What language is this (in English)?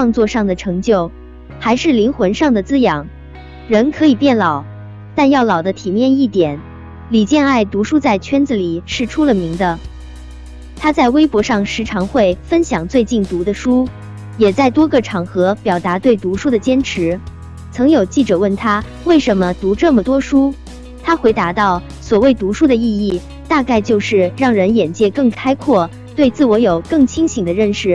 Chinese